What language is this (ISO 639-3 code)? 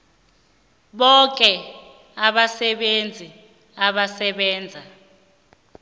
nbl